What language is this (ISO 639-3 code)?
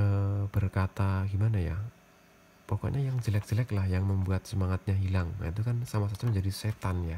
ind